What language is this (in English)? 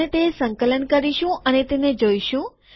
Gujarati